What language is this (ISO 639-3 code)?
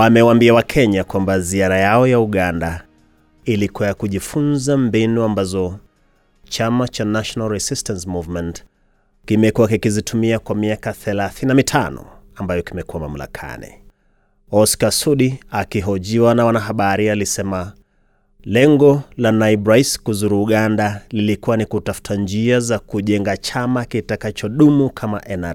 swa